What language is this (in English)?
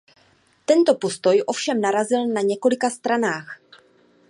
Czech